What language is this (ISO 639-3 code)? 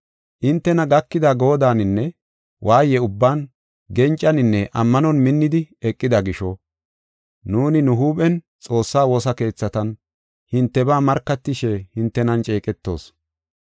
gof